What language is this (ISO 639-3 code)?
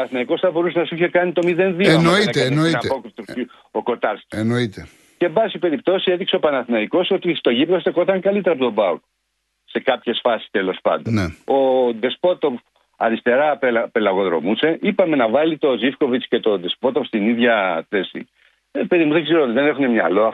ell